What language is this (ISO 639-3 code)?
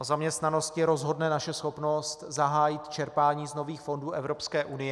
ces